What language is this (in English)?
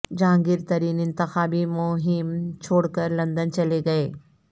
Urdu